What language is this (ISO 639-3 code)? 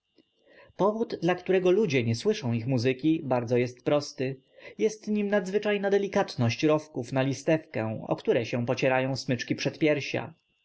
pol